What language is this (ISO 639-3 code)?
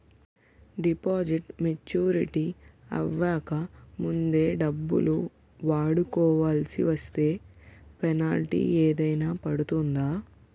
tel